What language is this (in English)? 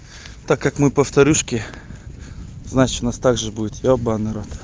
Russian